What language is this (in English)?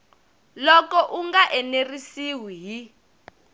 Tsonga